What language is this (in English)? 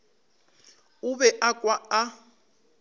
Northern Sotho